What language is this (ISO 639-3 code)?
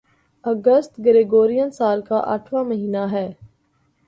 urd